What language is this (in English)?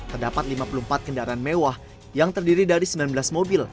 Indonesian